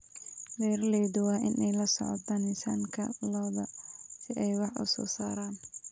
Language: Somali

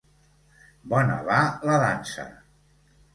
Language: Catalan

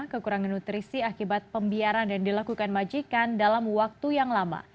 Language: Indonesian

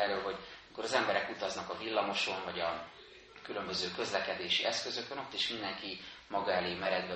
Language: Hungarian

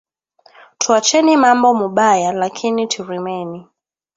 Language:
Swahili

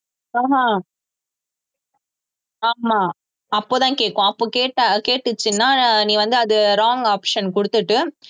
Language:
Tamil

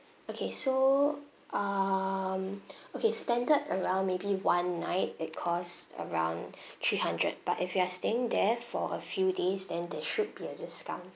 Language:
English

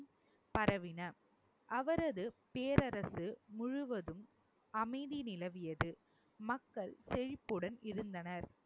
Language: Tamil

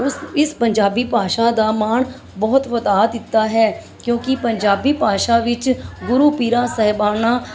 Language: Punjabi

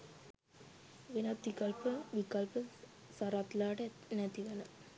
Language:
Sinhala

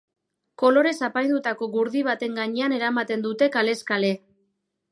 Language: Basque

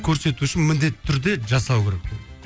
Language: Kazakh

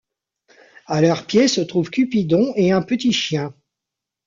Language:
French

